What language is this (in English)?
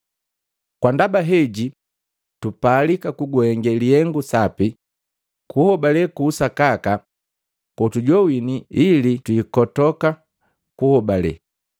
Matengo